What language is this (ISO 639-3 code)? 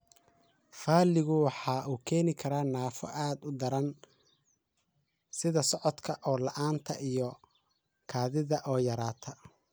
som